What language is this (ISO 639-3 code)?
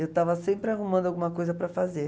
por